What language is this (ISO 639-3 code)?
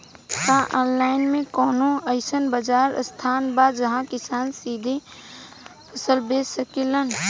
bho